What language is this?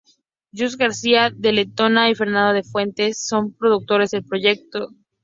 Spanish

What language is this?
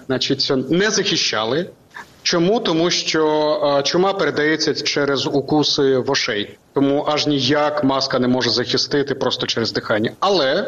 Ukrainian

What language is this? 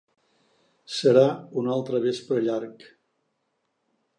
Catalan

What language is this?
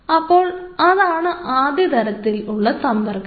Malayalam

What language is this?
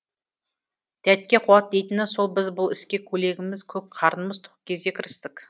Kazakh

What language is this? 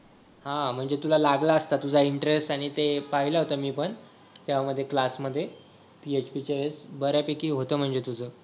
Marathi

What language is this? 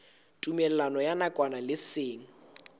Southern Sotho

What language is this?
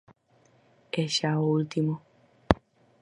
Galician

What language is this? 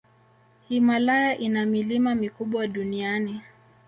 Swahili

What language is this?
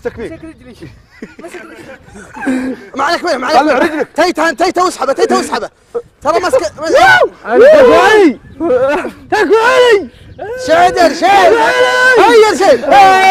Arabic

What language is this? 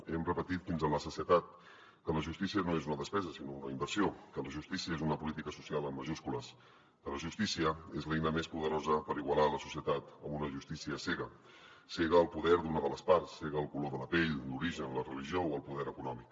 Catalan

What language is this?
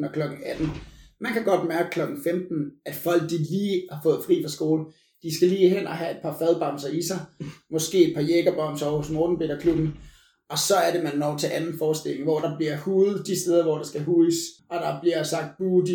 Danish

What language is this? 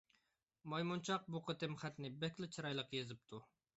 Uyghur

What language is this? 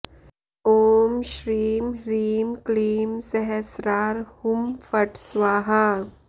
Sanskrit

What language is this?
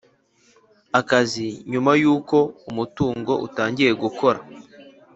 Kinyarwanda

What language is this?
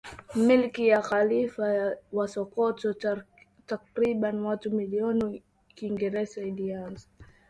Swahili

